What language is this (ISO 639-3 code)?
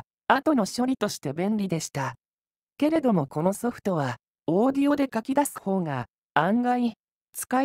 jpn